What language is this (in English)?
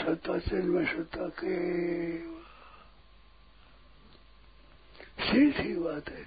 Hindi